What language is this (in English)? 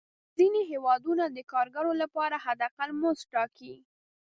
Pashto